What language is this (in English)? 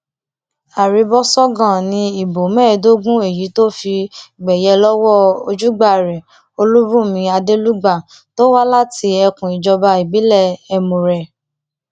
Yoruba